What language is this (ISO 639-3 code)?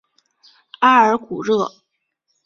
zho